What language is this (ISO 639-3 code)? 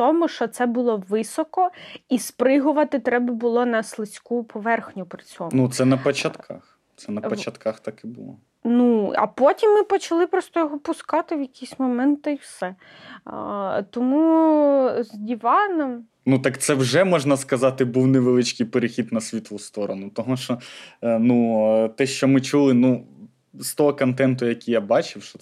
ukr